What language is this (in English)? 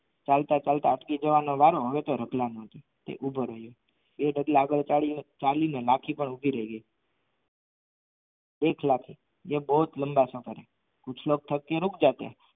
Gujarati